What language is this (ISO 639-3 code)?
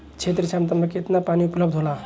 bho